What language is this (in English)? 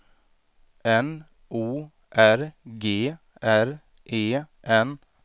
Swedish